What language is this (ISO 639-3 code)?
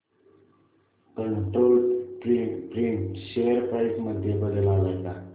mar